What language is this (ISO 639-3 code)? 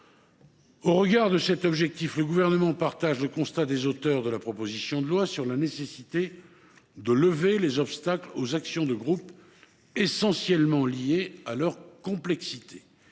fra